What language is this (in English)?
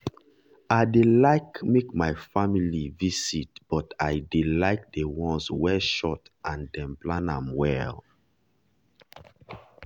Nigerian Pidgin